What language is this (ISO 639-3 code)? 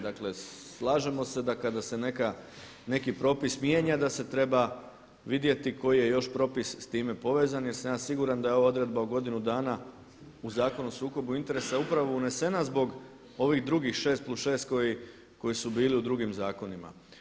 hrv